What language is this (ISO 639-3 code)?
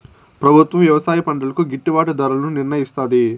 tel